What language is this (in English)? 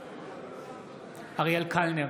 Hebrew